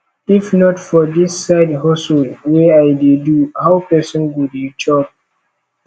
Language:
Nigerian Pidgin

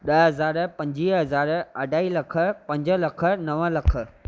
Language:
Sindhi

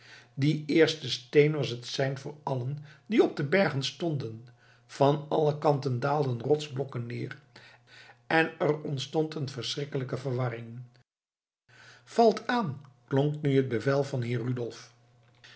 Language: Dutch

